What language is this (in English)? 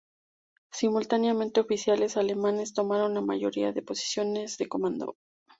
Spanish